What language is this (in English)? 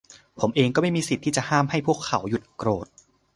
Thai